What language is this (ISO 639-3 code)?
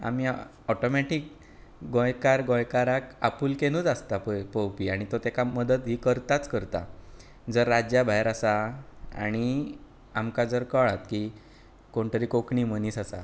kok